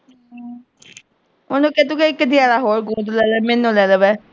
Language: Punjabi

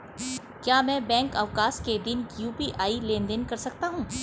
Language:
Hindi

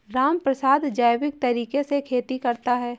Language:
Hindi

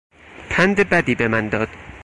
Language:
Persian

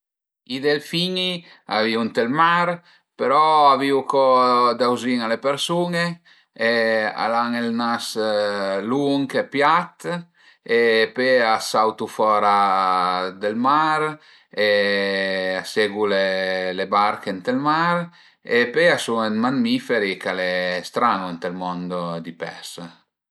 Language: Piedmontese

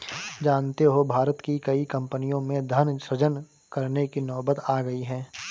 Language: Hindi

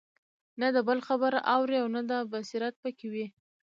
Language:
Pashto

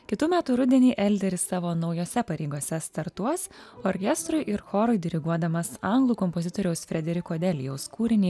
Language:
Lithuanian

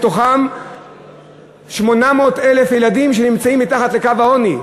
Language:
Hebrew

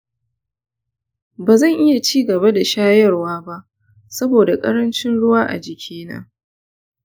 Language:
Hausa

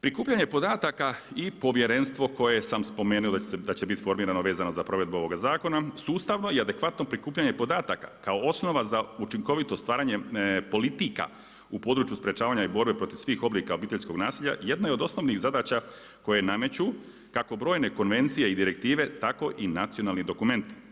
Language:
Croatian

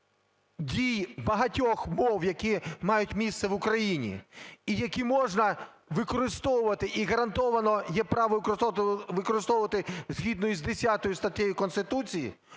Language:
Ukrainian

